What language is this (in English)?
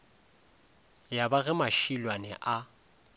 Northern Sotho